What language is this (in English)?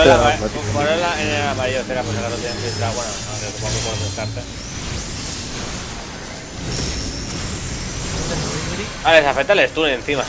Spanish